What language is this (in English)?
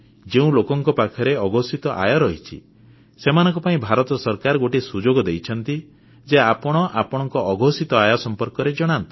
Odia